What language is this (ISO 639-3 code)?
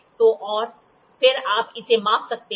hin